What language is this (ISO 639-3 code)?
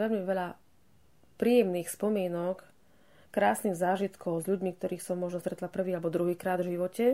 slk